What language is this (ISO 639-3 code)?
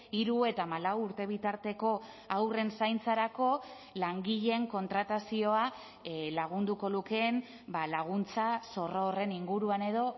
eus